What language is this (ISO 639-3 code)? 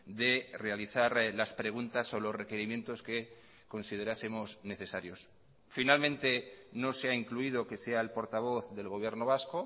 spa